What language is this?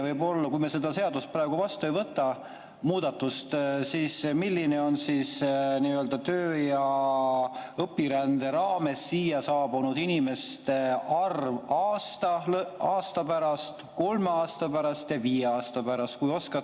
Estonian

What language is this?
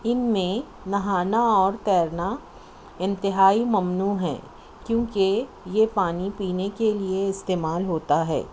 Urdu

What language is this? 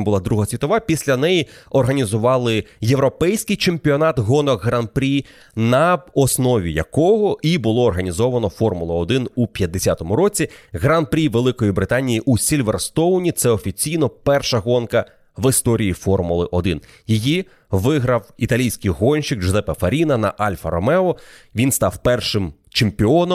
Ukrainian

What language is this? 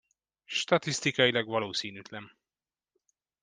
Hungarian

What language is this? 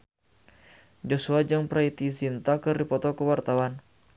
Sundanese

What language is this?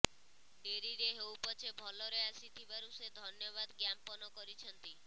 Odia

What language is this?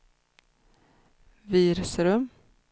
Swedish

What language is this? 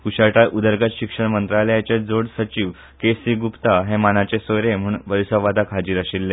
Konkani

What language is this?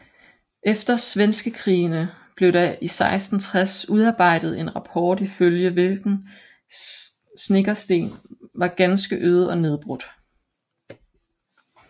Danish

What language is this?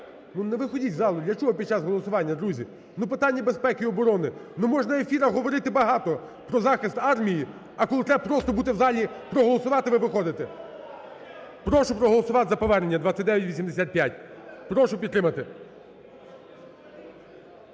Ukrainian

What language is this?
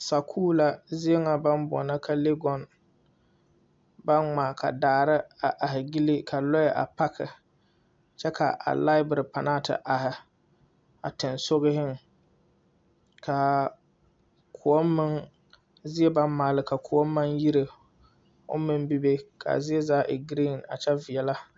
Southern Dagaare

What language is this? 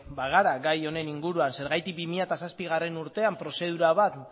Basque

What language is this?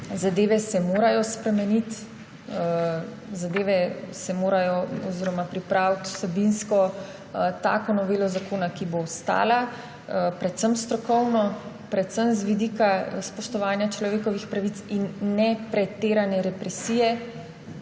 Slovenian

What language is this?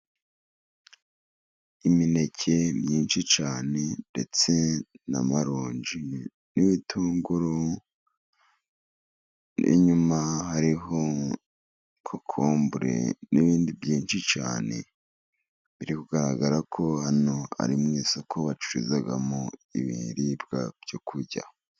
Kinyarwanda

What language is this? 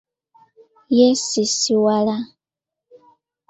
Ganda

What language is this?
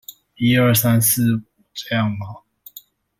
Chinese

